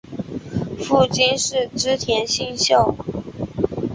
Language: Chinese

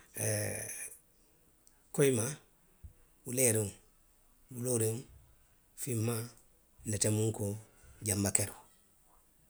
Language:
Western Maninkakan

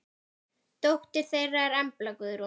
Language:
Icelandic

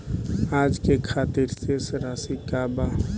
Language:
Bhojpuri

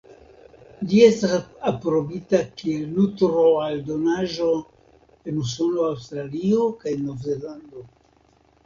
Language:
Esperanto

